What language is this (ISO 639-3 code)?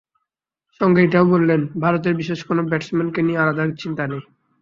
ben